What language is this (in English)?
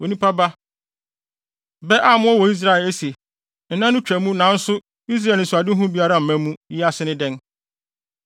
Akan